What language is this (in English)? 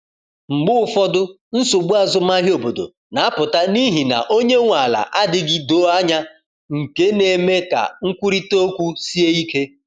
Igbo